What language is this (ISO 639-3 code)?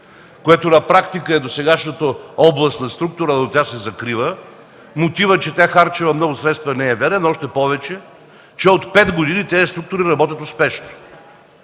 bul